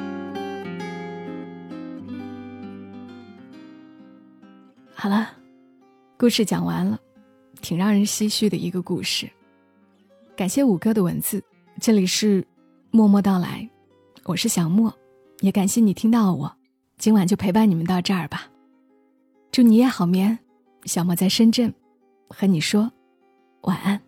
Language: Chinese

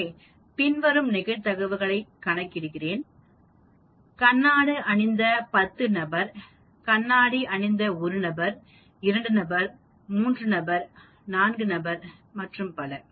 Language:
Tamil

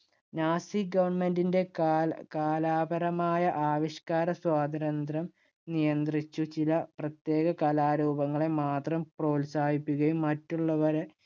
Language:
Malayalam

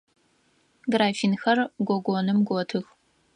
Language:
Adyghe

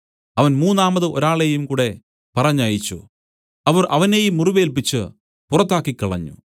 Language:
Malayalam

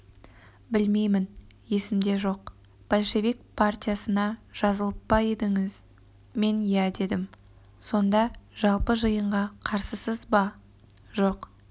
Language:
Kazakh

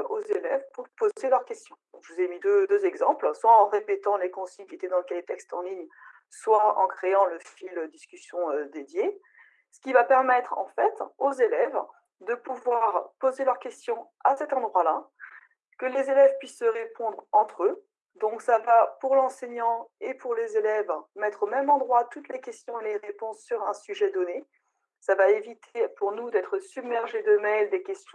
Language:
French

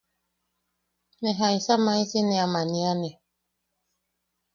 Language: Yaqui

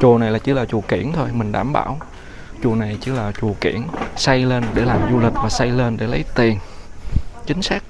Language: Vietnamese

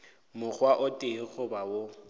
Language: Northern Sotho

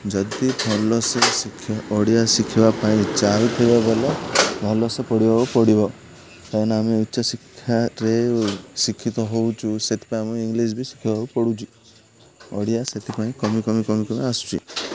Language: Odia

